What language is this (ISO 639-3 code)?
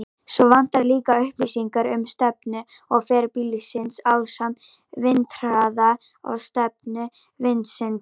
isl